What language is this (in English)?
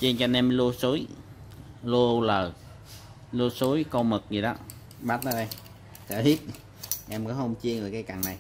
Vietnamese